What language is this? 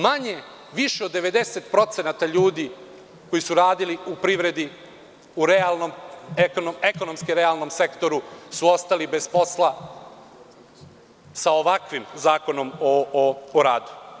Serbian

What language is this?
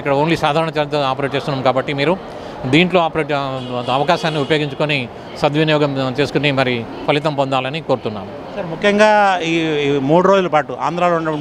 Telugu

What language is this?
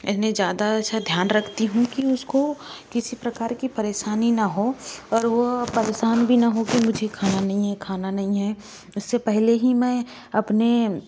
Hindi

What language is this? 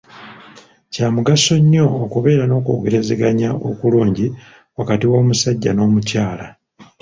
Ganda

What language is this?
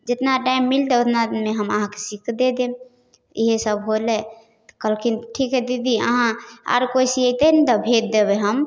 Maithili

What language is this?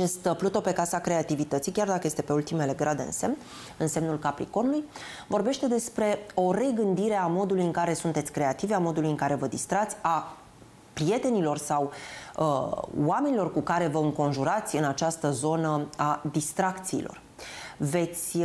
Romanian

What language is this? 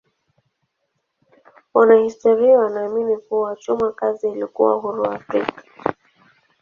Swahili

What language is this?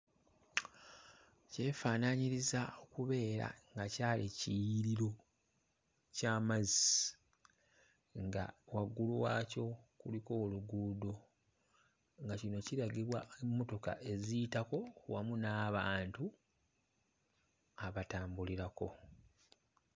Ganda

